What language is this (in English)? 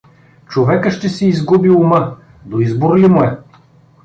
Bulgarian